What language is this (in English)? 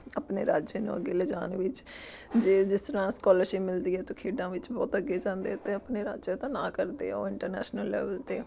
Punjabi